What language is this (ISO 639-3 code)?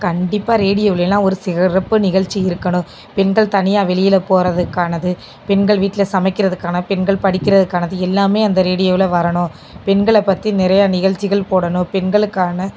tam